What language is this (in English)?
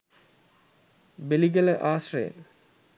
Sinhala